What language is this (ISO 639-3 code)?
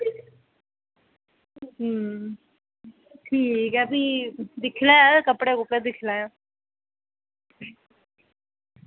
doi